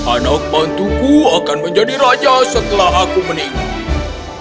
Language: Indonesian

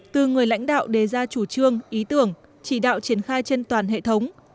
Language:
Vietnamese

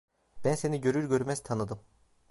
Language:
Turkish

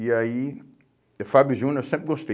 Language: Portuguese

